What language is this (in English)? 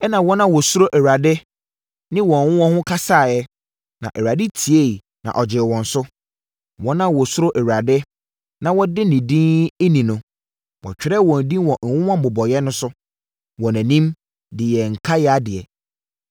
Akan